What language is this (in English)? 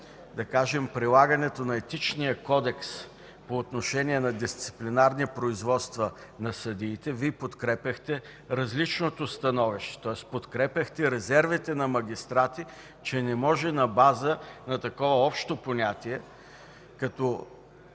Bulgarian